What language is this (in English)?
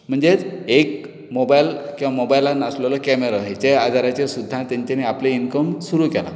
Konkani